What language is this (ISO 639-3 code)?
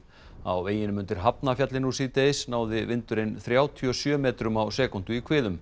isl